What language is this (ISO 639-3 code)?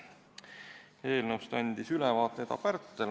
est